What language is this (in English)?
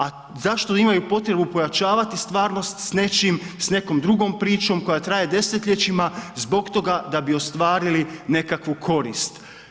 Croatian